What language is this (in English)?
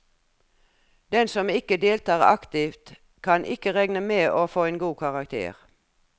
Norwegian